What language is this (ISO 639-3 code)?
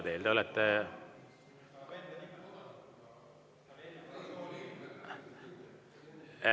est